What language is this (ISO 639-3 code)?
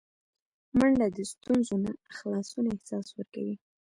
pus